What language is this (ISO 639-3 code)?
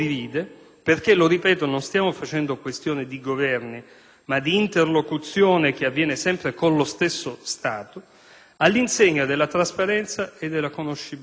ita